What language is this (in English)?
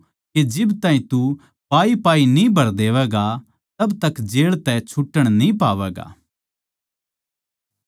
Haryanvi